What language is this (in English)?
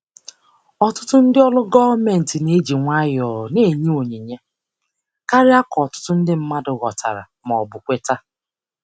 Igbo